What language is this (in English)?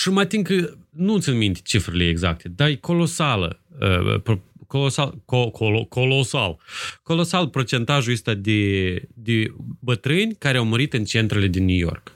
Romanian